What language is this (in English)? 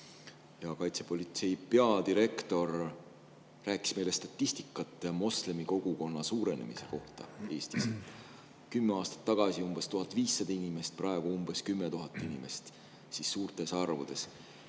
Estonian